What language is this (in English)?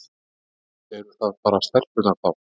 Icelandic